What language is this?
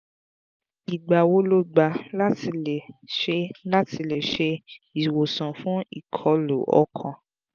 Yoruba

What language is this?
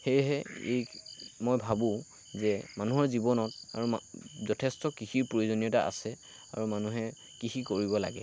Assamese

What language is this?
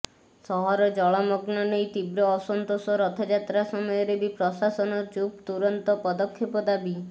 Odia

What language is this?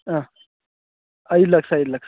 Kannada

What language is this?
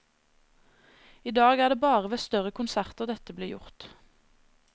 Norwegian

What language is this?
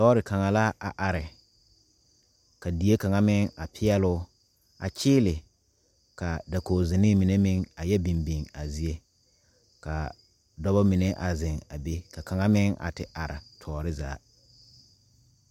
Southern Dagaare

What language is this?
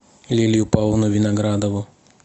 Russian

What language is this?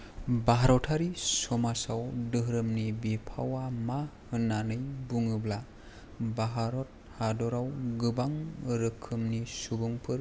Bodo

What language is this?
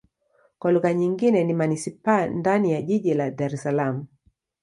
Swahili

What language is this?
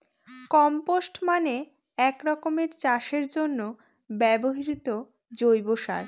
Bangla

